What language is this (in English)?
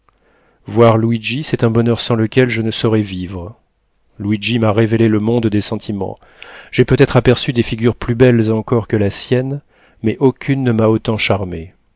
French